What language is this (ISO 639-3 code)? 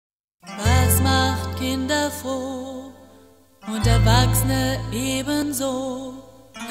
ron